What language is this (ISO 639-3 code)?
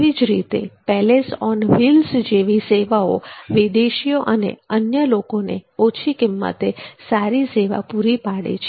guj